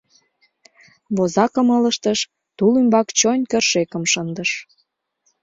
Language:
Mari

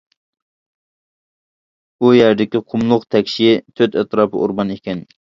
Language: Uyghur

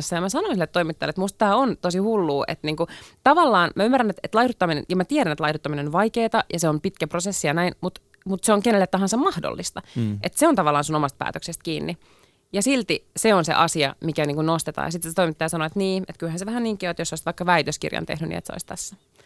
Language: Finnish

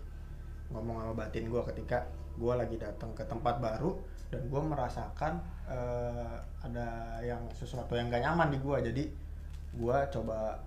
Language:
Indonesian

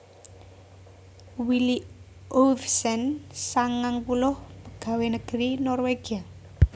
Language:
Javanese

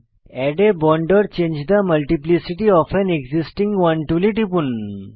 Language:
Bangla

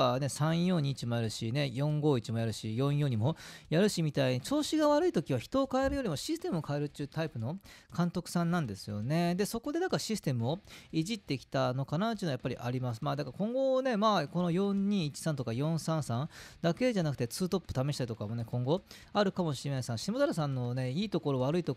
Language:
Japanese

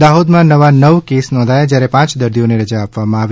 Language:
Gujarati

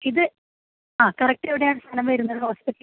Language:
Malayalam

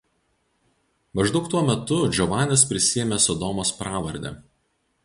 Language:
Lithuanian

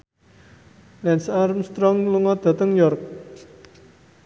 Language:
Javanese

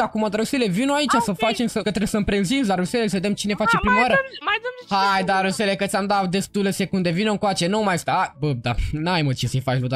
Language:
Romanian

